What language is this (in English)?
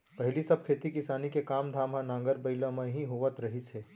Chhattisgarhi